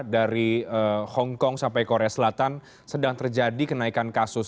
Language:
Indonesian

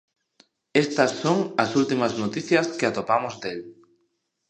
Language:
Galician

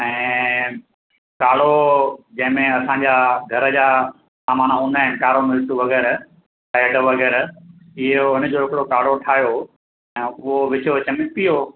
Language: Sindhi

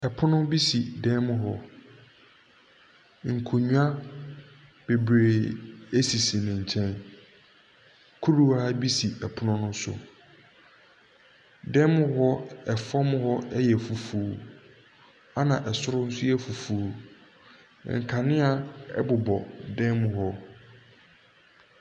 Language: Akan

